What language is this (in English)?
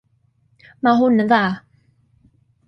Welsh